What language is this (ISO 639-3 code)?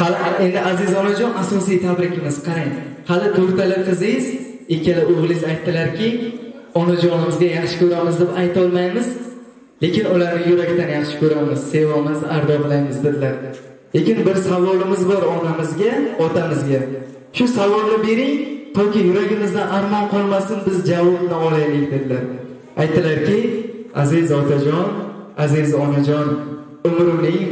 tur